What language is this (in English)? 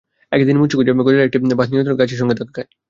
Bangla